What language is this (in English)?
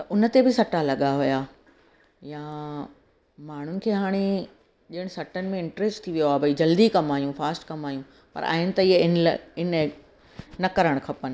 Sindhi